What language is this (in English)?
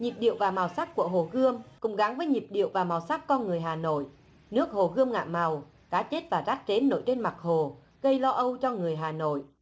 Vietnamese